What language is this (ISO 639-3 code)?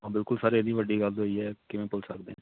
pan